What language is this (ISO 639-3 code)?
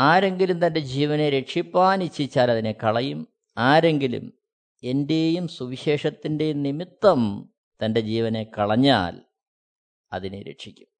mal